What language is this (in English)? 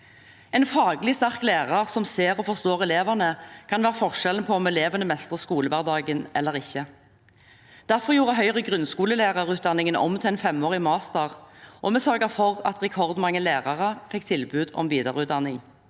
Norwegian